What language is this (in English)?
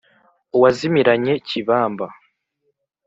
Kinyarwanda